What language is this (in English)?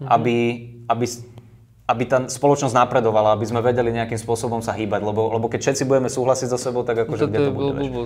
Slovak